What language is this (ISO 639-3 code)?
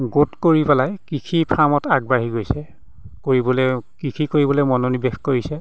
asm